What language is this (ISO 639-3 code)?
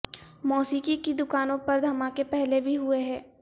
urd